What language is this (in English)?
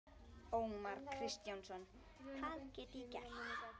Icelandic